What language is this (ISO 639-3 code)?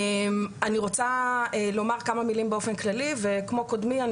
heb